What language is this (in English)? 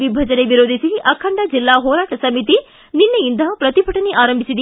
Kannada